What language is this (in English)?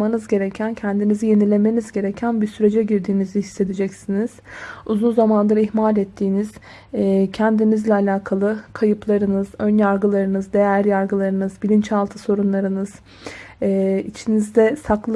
Turkish